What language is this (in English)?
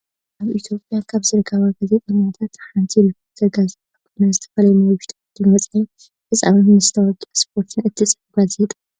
Tigrinya